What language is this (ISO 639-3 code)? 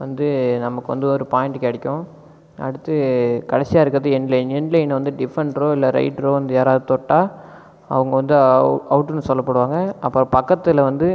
tam